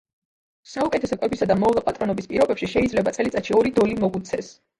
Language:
Georgian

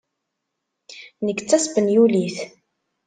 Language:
Kabyle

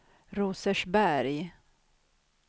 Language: Swedish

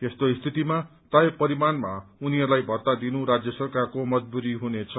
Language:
Nepali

